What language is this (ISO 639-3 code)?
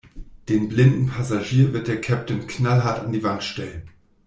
deu